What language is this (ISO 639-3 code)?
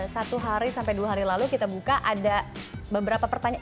ind